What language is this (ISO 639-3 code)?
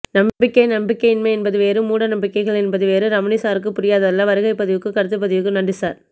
tam